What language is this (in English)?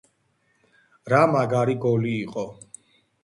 Georgian